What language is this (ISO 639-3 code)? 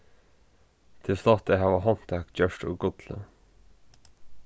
fao